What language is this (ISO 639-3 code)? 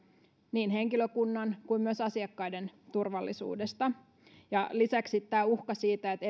fin